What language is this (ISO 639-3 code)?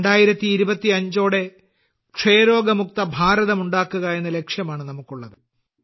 mal